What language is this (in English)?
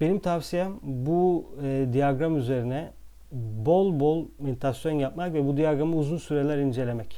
Turkish